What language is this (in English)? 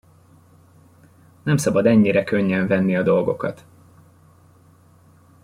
Hungarian